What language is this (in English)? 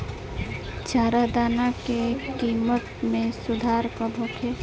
Bhojpuri